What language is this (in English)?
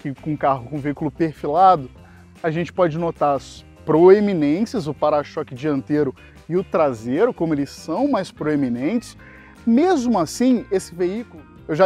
Portuguese